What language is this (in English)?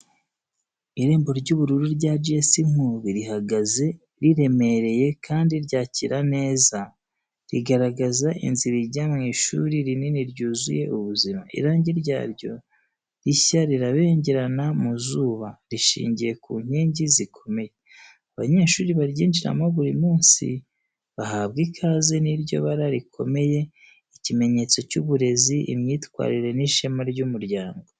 Kinyarwanda